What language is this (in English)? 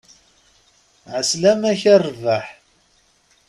Kabyle